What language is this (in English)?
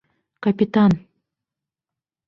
Bashkir